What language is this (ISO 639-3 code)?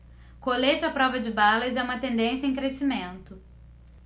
por